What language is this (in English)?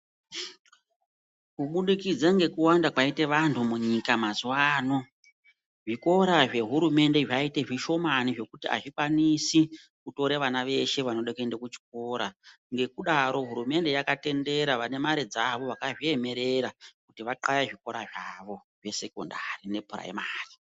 Ndau